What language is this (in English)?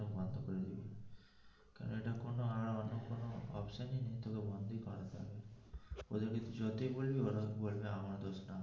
Bangla